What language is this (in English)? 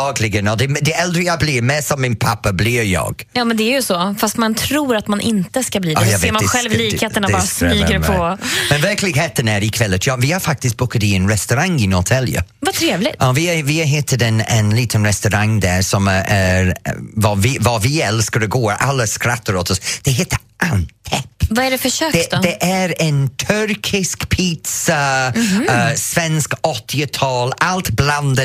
Swedish